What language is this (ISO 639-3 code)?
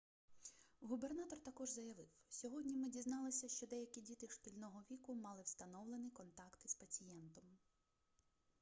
ukr